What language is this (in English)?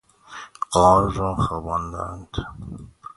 Persian